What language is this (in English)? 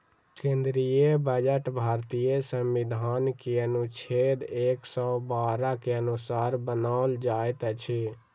Maithili